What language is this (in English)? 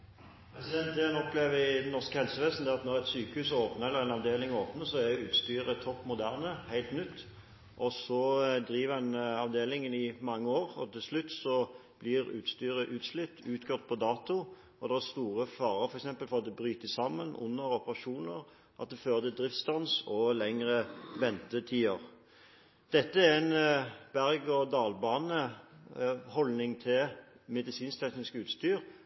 Norwegian